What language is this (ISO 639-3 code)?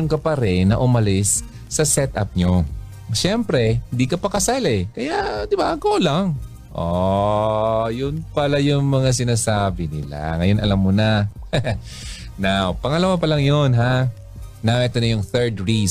fil